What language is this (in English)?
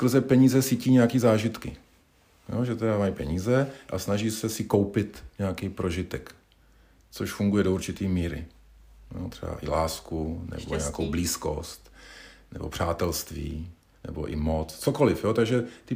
Czech